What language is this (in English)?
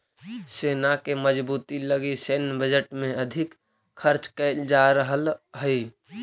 Magahi